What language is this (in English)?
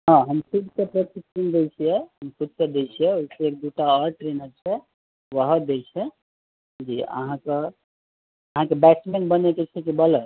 Maithili